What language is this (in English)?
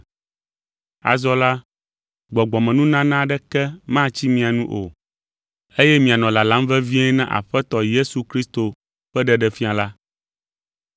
Ewe